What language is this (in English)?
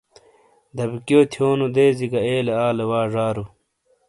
Shina